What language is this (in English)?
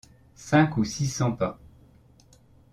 French